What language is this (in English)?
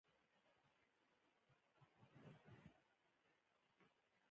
Pashto